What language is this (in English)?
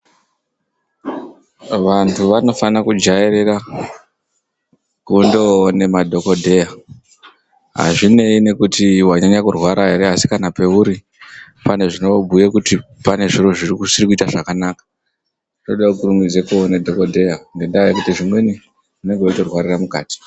Ndau